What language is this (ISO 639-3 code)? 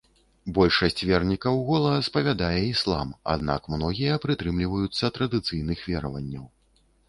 bel